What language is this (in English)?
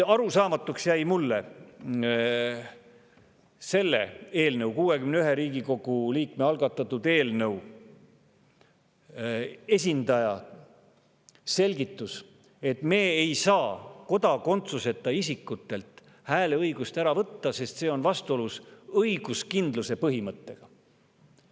Estonian